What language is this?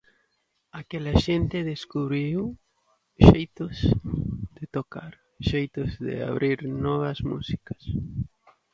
Galician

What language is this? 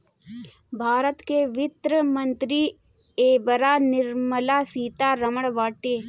Bhojpuri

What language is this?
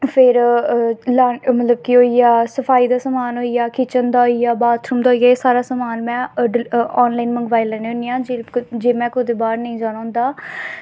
Dogri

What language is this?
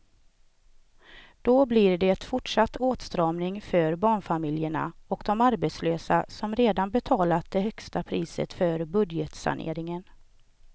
Swedish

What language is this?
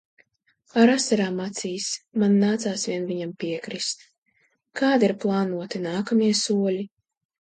Latvian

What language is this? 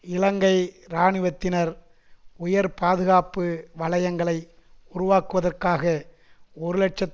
Tamil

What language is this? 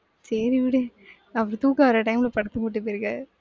Tamil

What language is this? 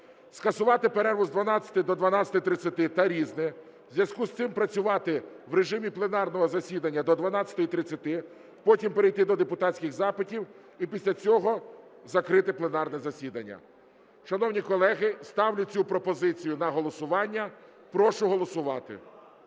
Ukrainian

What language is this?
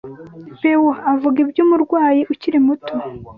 Kinyarwanda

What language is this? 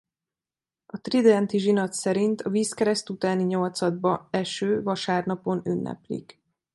Hungarian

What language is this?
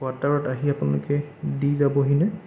Assamese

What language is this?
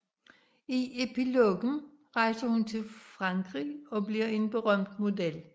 Danish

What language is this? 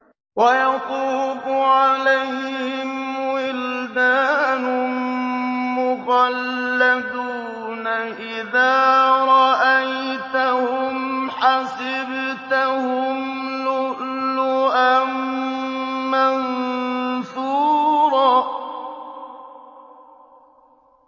Arabic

